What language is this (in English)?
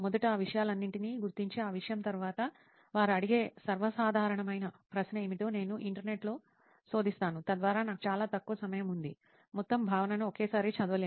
Telugu